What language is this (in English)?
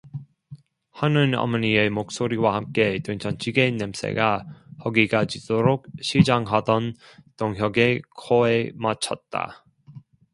Korean